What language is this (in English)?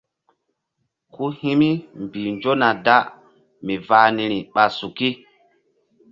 Mbum